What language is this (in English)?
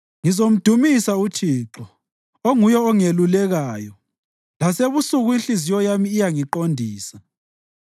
North Ndebele